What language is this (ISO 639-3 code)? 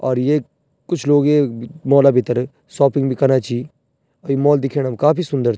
gbm